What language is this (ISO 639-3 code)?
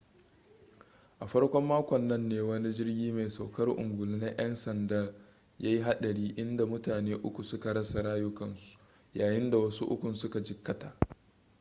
hau